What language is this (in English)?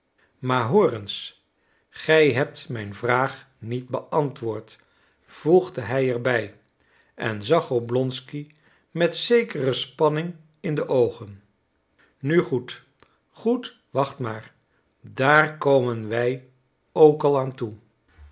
Dutch